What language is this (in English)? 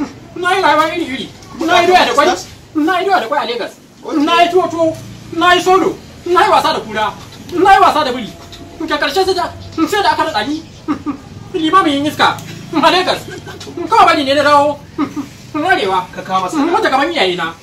Romanian